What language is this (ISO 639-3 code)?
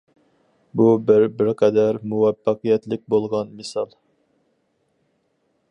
uig